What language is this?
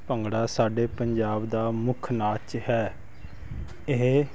Punjabi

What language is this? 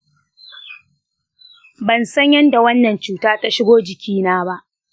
Hausa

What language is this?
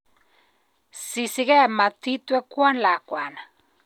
Kalenjin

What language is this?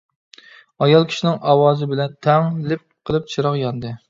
Uyghur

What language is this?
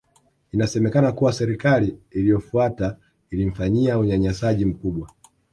Swahili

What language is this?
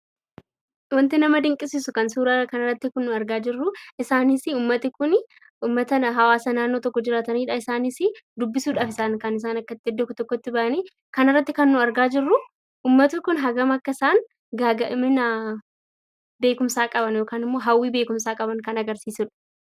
Oromo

